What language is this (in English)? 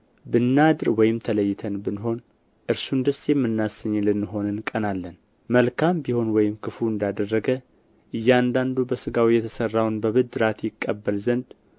Amharic